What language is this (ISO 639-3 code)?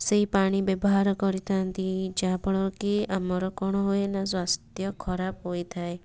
ori